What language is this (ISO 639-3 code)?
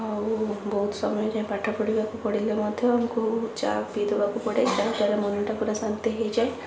ori